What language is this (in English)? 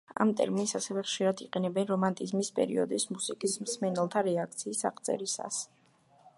Georgian